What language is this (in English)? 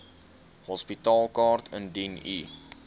Afrikaans